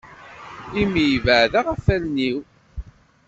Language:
Kabyle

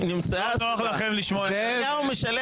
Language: Hebrew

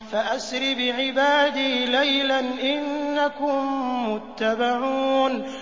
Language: Arabic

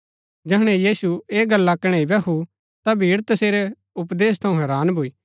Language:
Gaddi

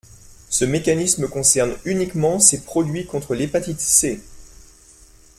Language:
French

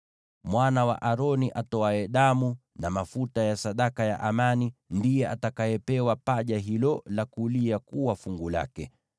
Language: Swahili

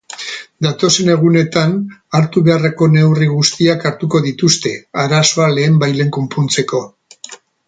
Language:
Basque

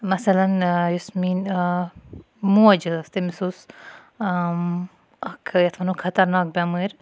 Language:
Kashmiri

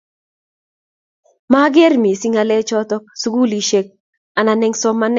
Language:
Kalenjin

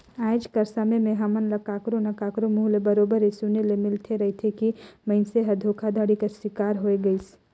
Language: Chhattisgarhi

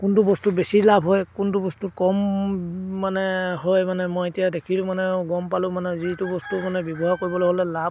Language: Assamese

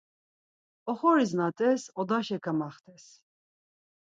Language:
Laz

